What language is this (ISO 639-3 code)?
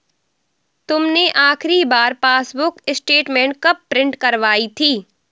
hin